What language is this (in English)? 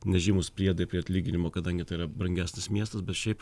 Lithuanian